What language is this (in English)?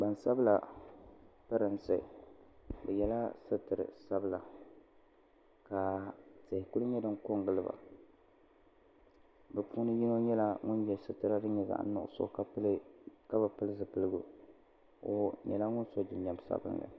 Dagbani